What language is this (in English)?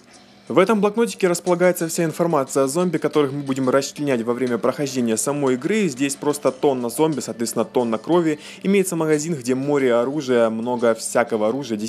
Russian